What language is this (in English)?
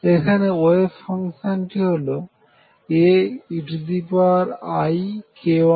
Bangla